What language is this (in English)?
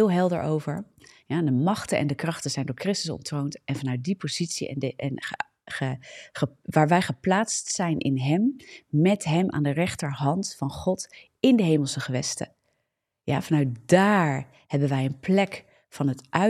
Dutch